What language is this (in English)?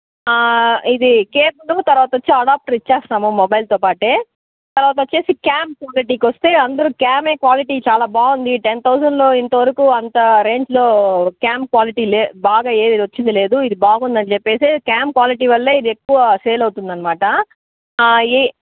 Telugu